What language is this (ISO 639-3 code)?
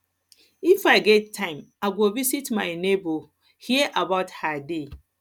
pcm